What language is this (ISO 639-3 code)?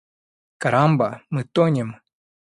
rus